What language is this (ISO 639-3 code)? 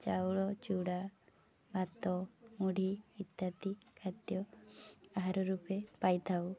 ori